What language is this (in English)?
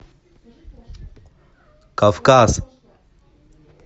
Russian